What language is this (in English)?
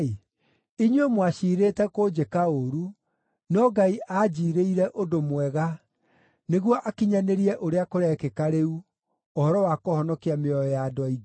Kikuyu